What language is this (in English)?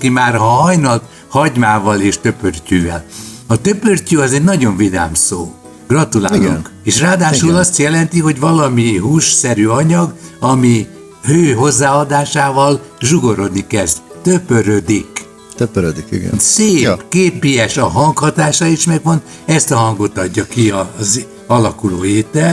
Hungarian